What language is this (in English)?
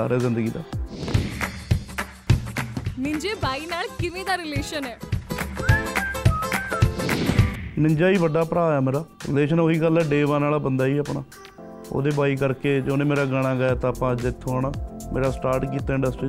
Punjabi